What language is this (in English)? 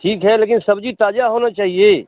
Hindi